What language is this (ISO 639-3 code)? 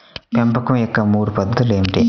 tel